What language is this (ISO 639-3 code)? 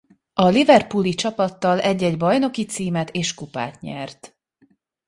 hun